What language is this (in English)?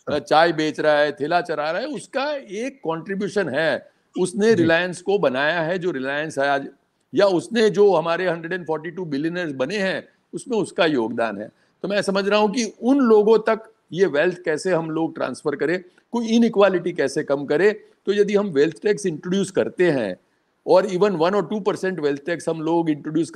Hindi